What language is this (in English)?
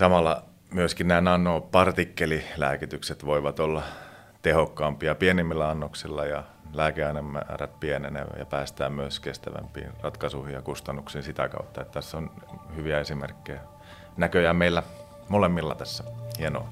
Finnish